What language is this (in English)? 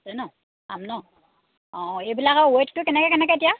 Assamese